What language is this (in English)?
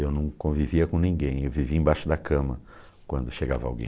Portuguese